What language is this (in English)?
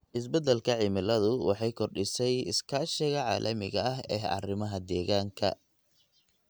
Somali